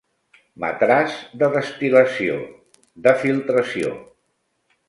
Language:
Catalan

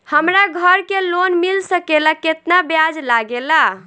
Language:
Bhojpuri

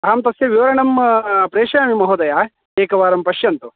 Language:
Sanskrit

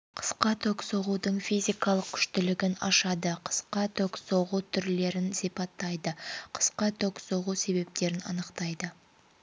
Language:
Kazakh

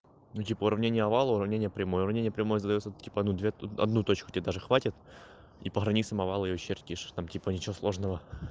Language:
Russian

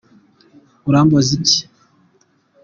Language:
Kinyarwanda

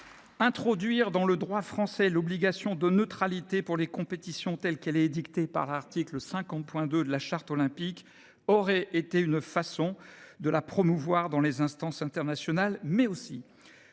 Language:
French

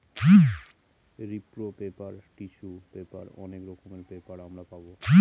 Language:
Bangla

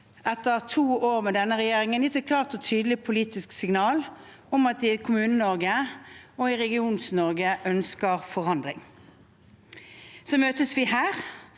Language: Norwegian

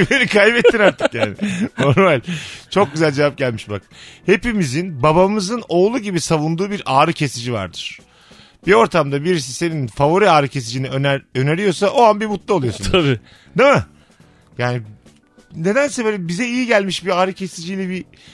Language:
Turkish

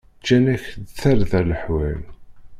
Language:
Kabyle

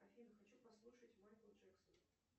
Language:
Russian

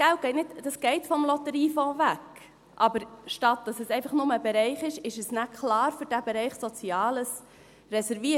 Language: Swiss German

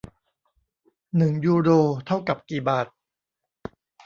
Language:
Thai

